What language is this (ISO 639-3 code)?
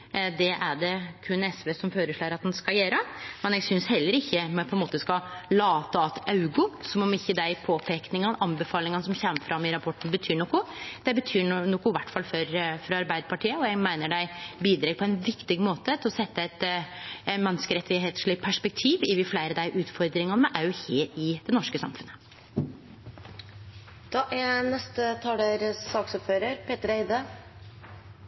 nor